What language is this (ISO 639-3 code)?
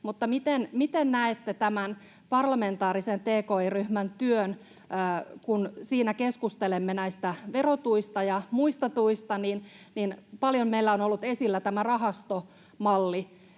fin